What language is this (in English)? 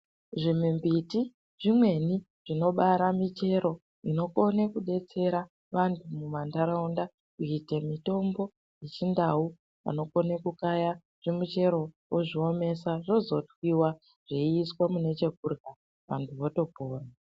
Ndau